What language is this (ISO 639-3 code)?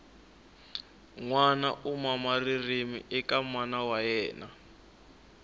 tso